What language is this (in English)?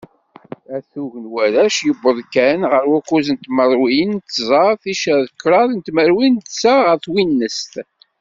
Kabyle